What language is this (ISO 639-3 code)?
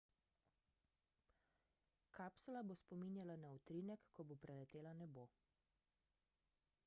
slv